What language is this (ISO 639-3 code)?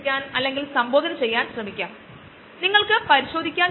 mal